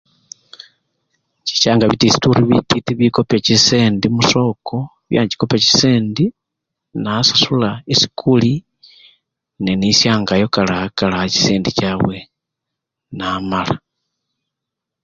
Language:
Luyia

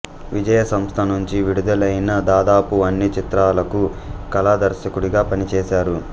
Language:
Telugu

